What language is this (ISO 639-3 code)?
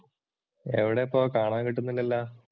mal